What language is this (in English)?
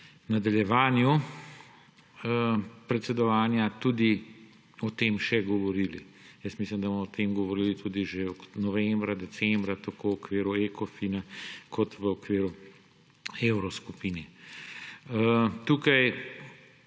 Slovenian